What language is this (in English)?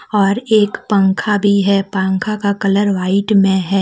Hindi